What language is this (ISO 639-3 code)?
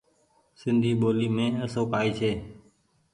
gig